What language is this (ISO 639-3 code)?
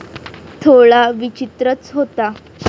mar